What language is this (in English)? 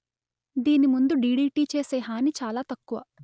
Telugu